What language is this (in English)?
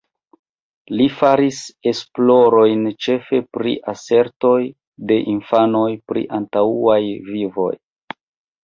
Esperanto